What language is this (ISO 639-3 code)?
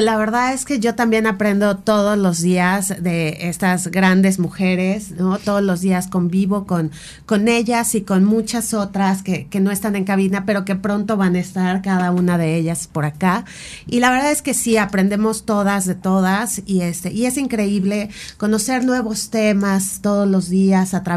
spa